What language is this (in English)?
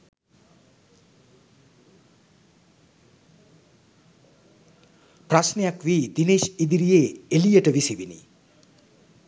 Sinhala